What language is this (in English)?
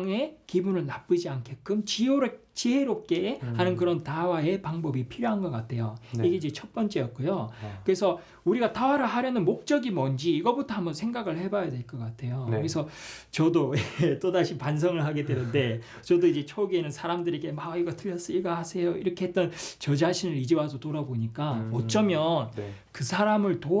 Korean